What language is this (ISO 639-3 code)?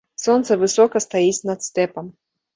bel